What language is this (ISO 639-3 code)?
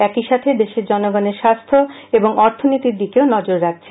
ben